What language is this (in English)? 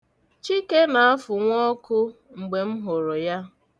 Igbo